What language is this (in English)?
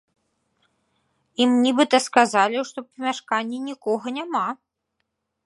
Belarusian